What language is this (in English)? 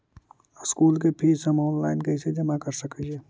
Magahi